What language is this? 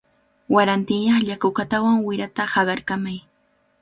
Cajatambo North Lima Quechua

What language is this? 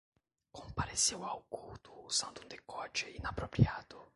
Portuguese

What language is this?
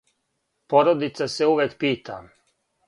Serbian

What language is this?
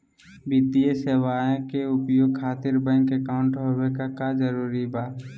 Magahi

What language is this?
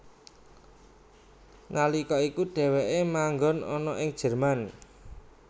Javanese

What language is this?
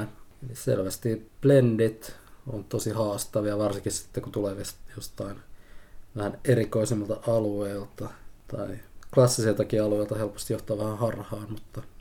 Finnish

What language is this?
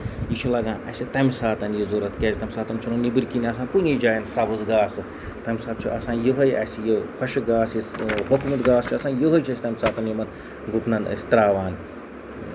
Kashmiri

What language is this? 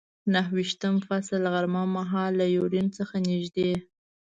Pashto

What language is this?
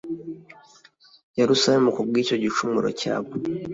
Kinyarwanda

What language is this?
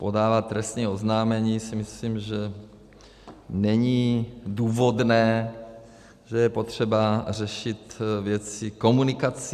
Czech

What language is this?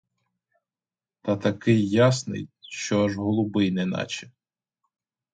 Ukrainian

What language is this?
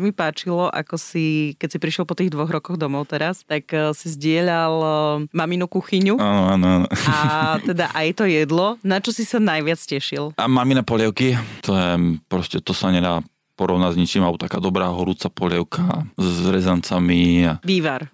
Slovak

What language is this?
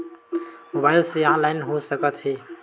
Chhattisgarhi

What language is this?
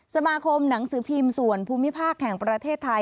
Thai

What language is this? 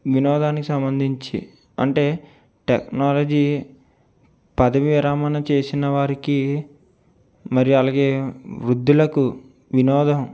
Telugu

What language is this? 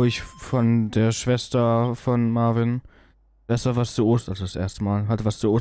German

